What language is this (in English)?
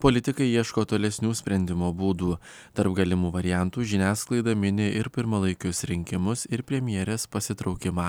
Lithuanian